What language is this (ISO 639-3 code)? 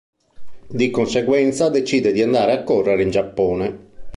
ita